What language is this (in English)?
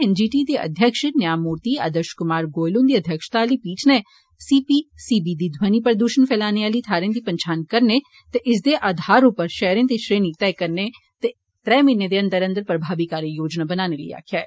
Dogri